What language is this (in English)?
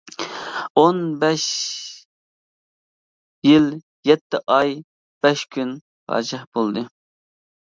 Uyghur